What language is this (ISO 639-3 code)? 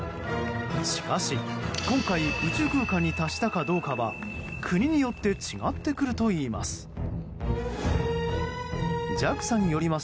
jpn